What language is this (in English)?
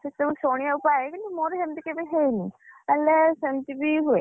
Odia